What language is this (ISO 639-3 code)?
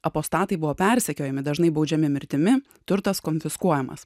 lit